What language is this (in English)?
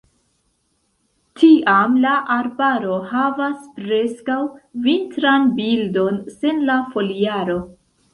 Esperanto